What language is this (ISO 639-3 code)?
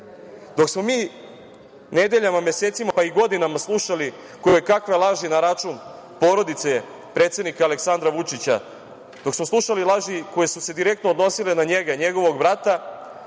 srp